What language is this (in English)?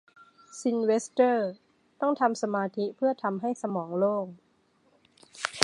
Thai